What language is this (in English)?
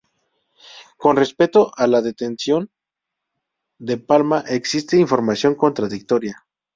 Spanish